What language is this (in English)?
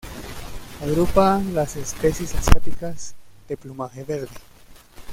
Spanish